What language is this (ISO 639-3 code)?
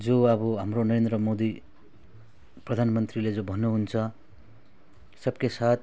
nep